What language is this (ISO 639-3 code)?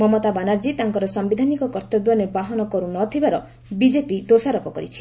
ori